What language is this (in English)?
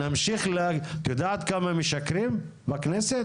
Hebrew